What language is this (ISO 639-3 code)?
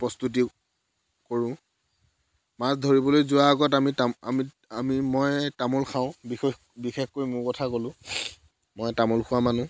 asm